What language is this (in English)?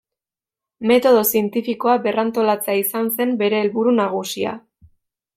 Basque